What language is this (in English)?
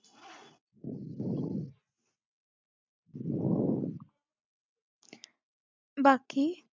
Marathi